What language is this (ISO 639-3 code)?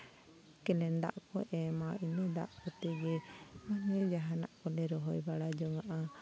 sat